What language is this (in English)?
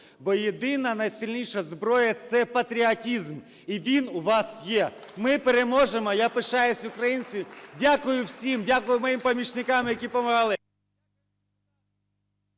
Ukrainian